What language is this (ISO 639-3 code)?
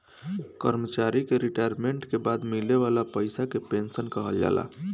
bho